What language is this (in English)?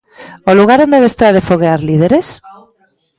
Galician